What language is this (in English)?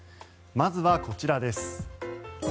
Japanese